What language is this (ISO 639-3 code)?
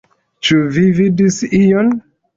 epo